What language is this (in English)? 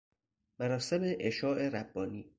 Persian